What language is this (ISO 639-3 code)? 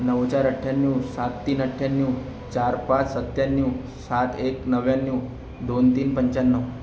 mar